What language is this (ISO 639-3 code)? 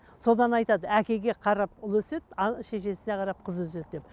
kaz